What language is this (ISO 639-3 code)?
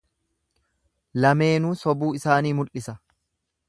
orm